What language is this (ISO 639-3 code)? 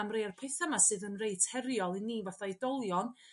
cym